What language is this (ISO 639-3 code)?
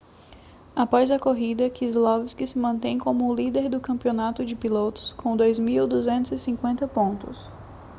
por